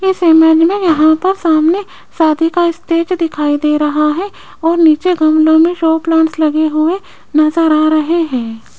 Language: Hindi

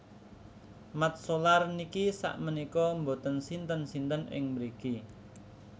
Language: Javanese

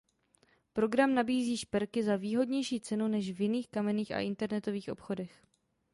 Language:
Czech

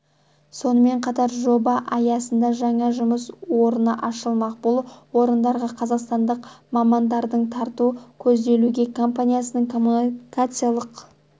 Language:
Kazakh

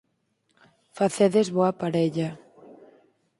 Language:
Galician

